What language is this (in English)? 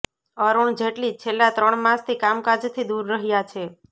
Gujarati